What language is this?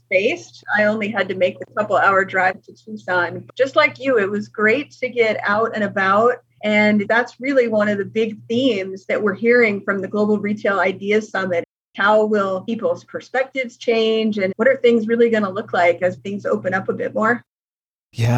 English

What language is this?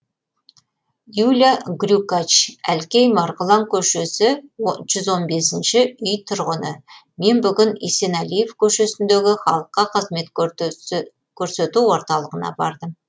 Kazakh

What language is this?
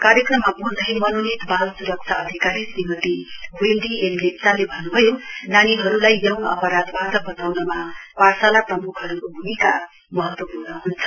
Nepali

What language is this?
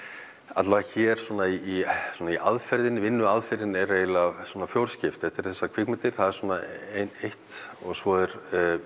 Icelandic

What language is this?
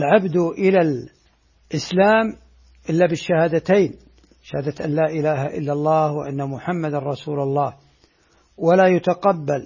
Arabic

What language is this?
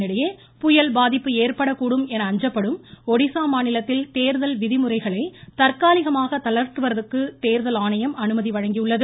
Tamil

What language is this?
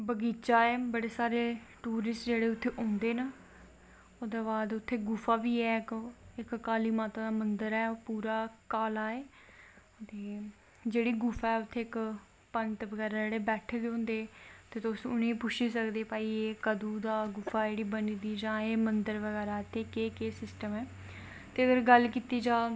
Dogri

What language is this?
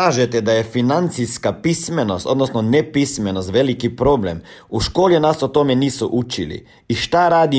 Croatian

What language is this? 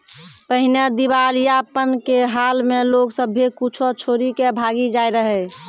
Maithili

